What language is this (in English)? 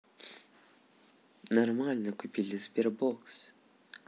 Russian